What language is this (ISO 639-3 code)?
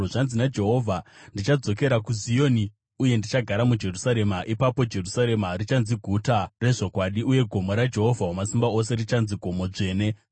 sna